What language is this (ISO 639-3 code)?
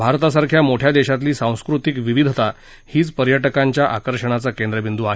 mar